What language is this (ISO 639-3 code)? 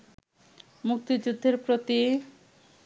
ben